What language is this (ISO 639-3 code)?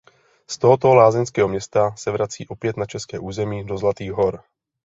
ces